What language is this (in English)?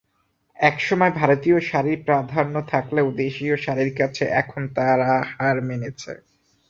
Bangla